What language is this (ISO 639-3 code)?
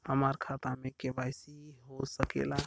bho